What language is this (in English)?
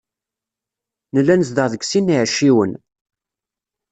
Kabyle